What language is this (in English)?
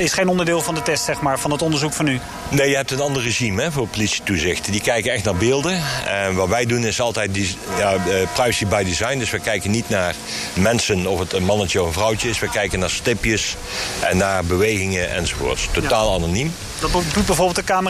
Dutch